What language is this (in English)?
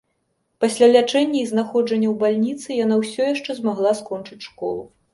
Belarusian